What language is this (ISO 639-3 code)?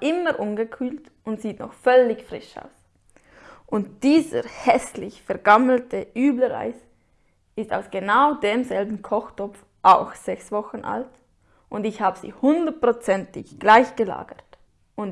deu